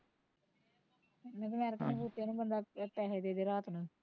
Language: Punjabi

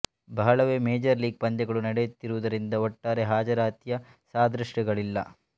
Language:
Kannada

